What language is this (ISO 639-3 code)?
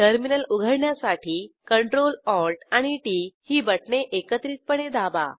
mar